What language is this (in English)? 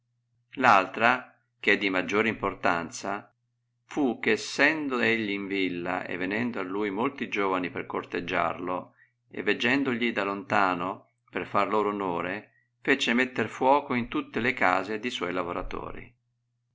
Italian